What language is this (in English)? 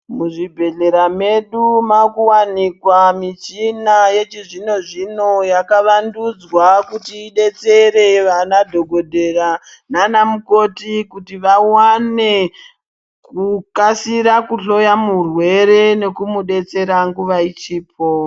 Ndau